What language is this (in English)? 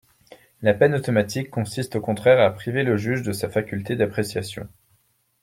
French